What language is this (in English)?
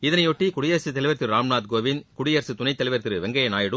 Tamil